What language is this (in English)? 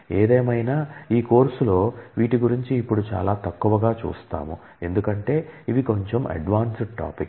Telugu